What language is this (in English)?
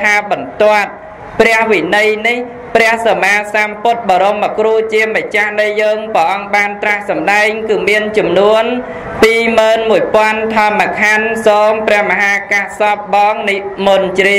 Vietnamese